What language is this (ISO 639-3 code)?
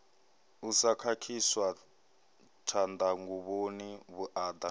ven